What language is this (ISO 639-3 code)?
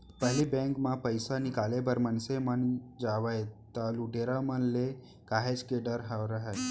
hne